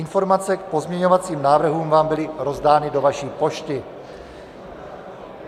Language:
Czech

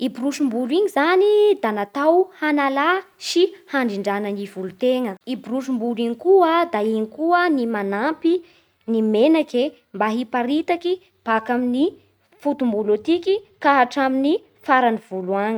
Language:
Bara Malagasy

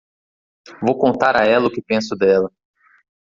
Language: Portuguese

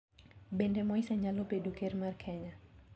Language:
Luo (Kenya and Tanzania)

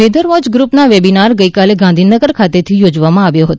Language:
Gujarati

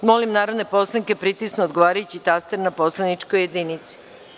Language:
Serbian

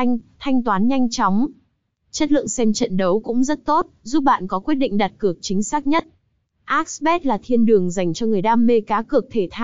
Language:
Vietnamese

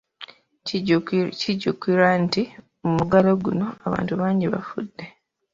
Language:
Ganda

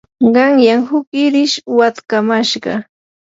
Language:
Yanahuanca Pasco Quechua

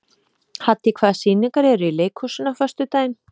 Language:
Icelandic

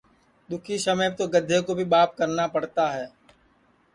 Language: Sansi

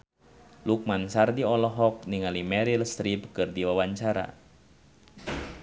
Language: Sundanese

